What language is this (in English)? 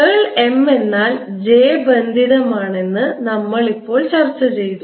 Malayalam